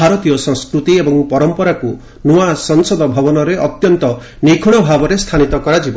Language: Odia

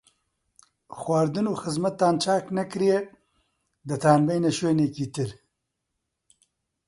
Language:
Central Kurdish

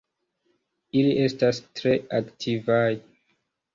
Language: Esperanto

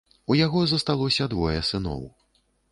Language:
Belarusian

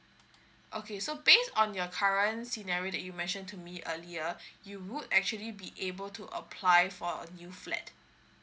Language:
English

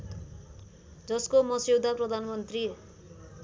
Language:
Nepali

